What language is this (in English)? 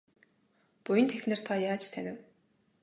Mongolian